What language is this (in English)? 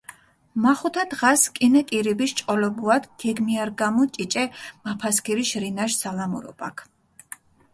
Mingrelian